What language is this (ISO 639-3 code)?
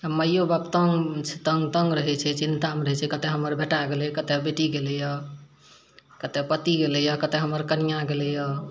mai